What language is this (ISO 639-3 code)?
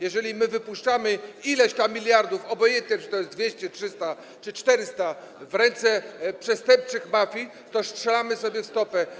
pol